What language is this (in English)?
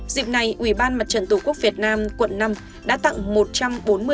Vietnamese